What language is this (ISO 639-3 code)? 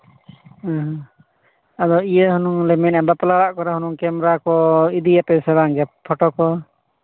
sat